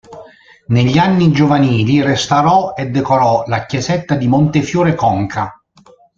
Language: Italian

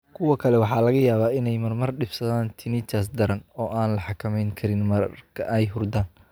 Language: Somali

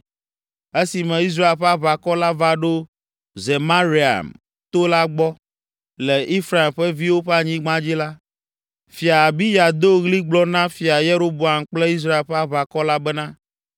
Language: Ewe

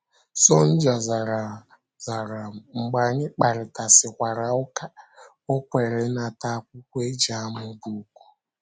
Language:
Igbo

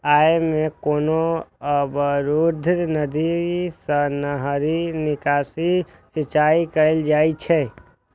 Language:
Maithili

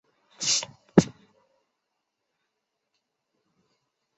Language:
Chinese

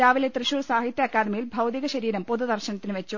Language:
Malayalam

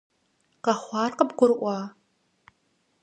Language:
Kabardian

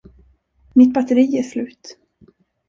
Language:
Swedish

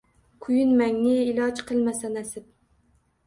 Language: Uzbek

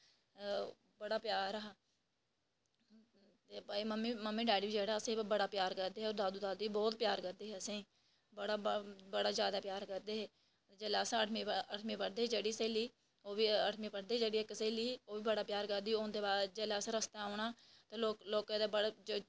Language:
Dogri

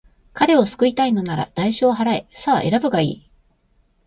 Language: Japanese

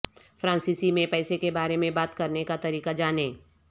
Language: Urdu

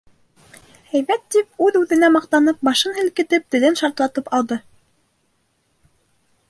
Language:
Bashkir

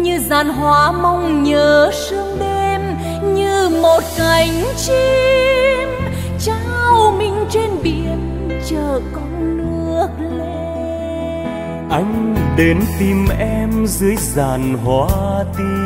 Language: Vietnamese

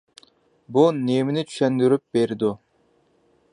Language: Uyghur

